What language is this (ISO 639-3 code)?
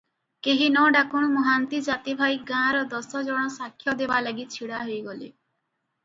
ori